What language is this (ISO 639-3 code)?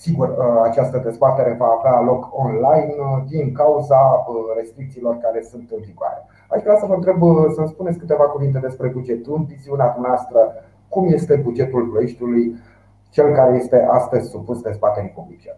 ron